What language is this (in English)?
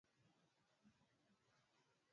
Swahili